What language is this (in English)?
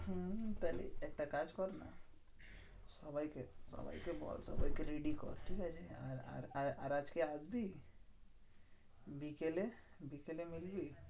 Bangla